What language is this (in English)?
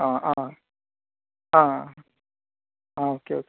Konkani